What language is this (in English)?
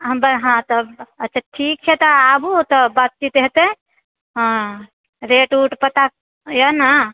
Maithili